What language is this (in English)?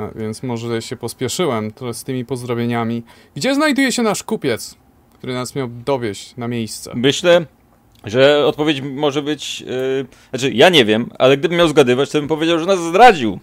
Polish